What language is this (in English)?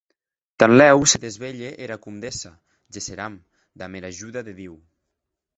Occitan